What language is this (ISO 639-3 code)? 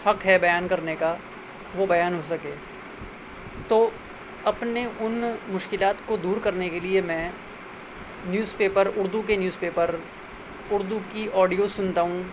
urd